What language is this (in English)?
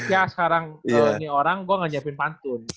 Indonesian